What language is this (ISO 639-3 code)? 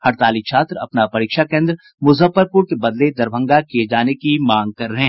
hin